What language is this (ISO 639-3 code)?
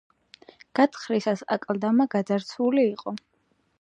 kat